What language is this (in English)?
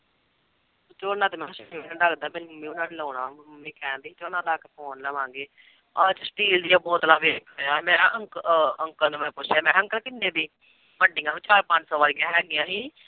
Punjabi